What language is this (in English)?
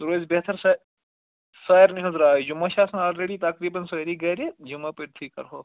Kashmiri